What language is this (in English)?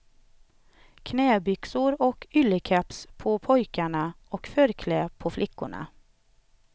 Swedish